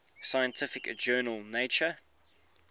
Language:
English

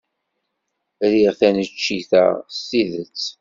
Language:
Kabyle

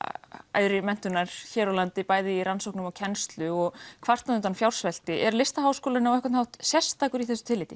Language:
Icelandic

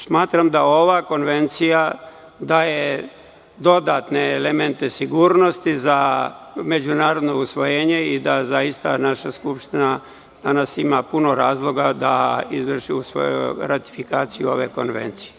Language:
Serbian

